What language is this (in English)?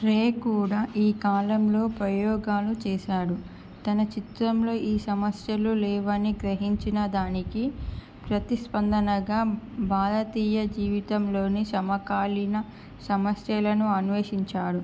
Telugu